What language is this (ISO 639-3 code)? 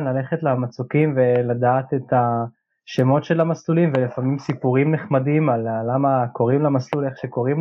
heb